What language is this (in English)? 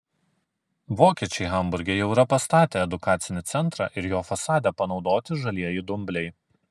Lithuanian